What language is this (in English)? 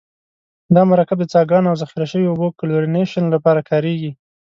Pashto